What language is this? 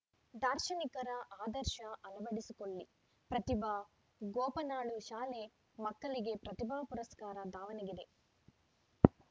Kannada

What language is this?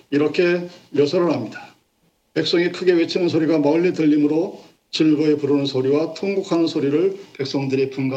Korean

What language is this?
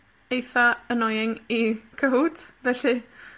Welsh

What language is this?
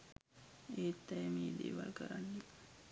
Sinhala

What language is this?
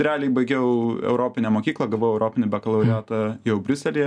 Lithuanian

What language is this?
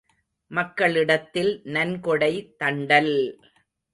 Tamil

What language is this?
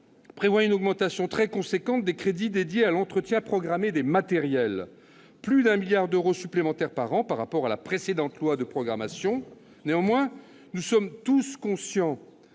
French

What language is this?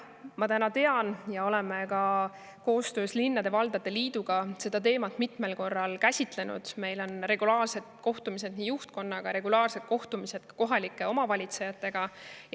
Estonian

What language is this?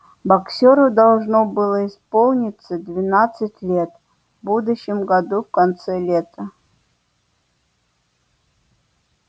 Russian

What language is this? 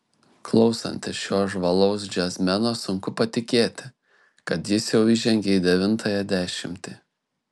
Lithuanian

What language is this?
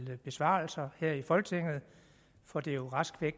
Danish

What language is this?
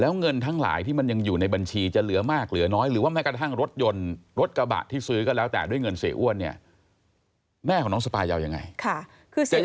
Thai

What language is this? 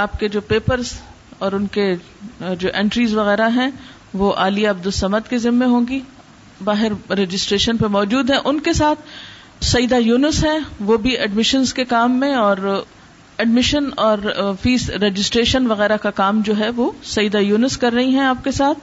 Urdu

